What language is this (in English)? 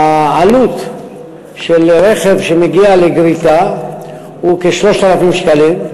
Hebrew